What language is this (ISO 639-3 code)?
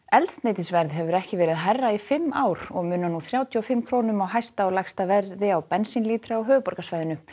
isl